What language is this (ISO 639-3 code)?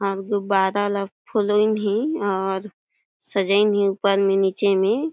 hne